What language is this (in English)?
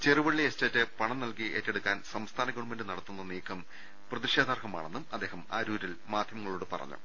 Malayalam